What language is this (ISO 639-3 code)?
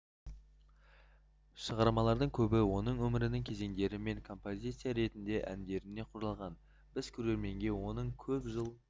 kaz